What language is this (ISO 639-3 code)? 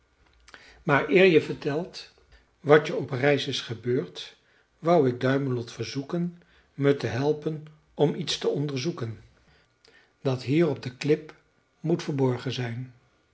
nld